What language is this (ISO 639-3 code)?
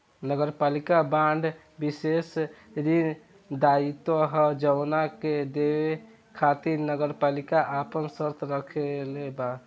bho